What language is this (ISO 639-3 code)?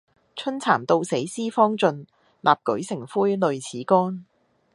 yue